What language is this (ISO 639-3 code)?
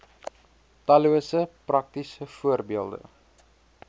afr